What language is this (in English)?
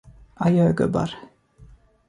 Swedish